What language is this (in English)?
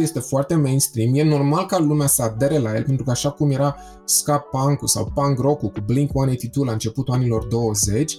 Romanian